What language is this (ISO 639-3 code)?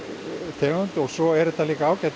isl